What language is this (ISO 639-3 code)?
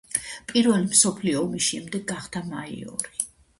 kat